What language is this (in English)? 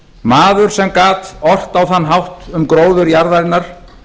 Icelandic